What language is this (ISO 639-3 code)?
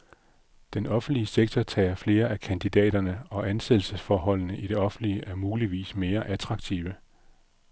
dan